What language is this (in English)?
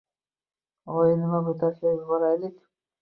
Uzbek